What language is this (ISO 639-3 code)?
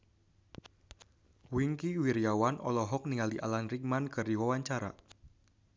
sun